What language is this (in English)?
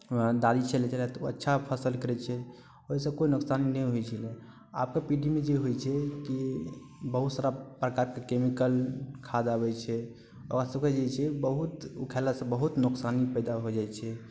Maithili